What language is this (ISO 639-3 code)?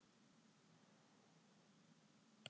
isl